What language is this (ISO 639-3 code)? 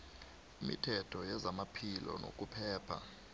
nbl